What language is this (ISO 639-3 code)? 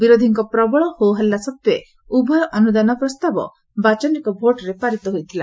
ori